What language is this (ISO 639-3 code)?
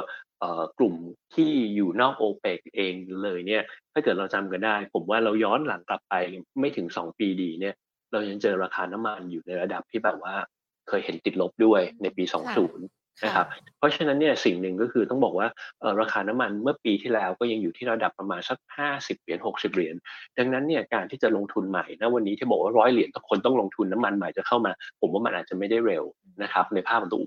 tha